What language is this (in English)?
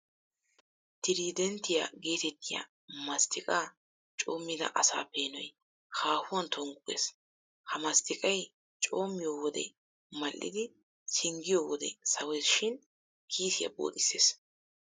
Wolaytta